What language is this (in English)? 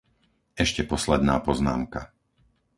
Slovak